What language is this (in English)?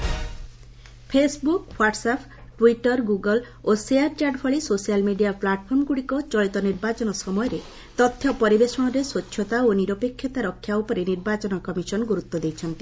Odia